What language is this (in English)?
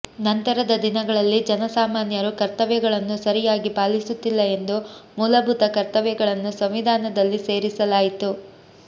Kannada